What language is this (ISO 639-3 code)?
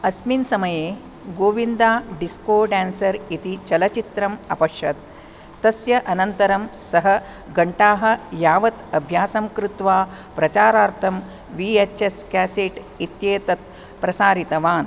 san